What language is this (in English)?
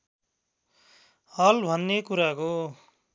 Nepali